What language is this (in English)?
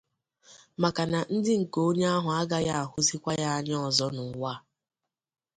Igbo